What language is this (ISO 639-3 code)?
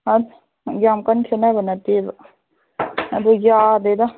mni